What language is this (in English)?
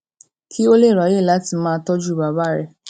Yoruba